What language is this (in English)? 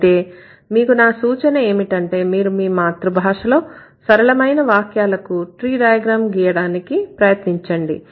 Telugu